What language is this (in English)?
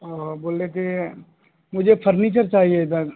Urdu